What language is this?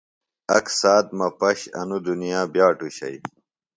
Phalura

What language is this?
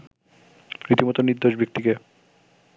Bangla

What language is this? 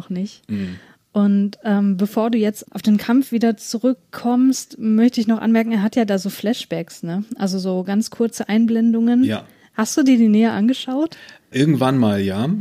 German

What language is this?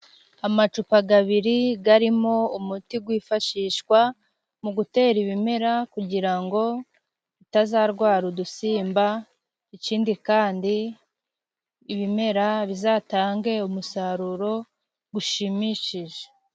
Kinyarwanda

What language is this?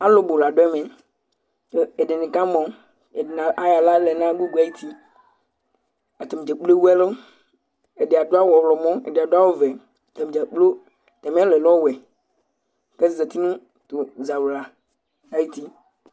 Ikposo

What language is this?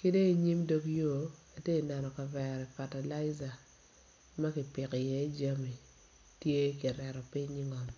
Acoli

